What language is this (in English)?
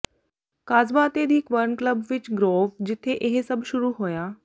Punjabi